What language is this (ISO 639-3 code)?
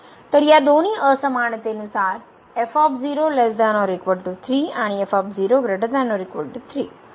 mar